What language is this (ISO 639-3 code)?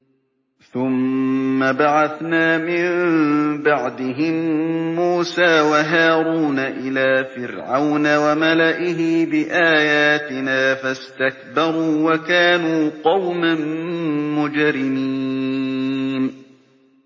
ara